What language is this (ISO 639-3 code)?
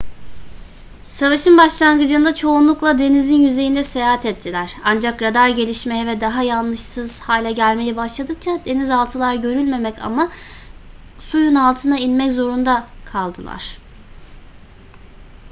tur